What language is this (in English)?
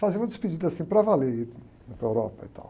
Portuguese